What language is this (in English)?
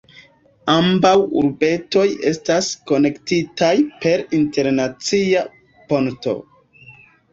Esperanto